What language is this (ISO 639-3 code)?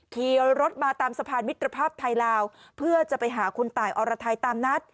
tha